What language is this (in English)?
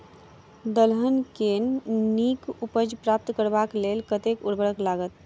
Maithili